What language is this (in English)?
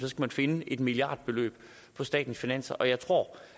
Danish